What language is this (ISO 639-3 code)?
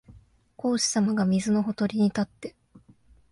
jpn